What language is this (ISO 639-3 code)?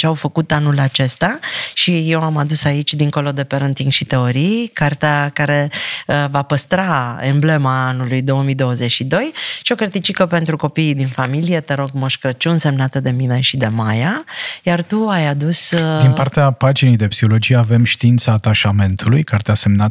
ron